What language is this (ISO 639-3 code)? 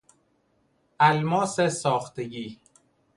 fas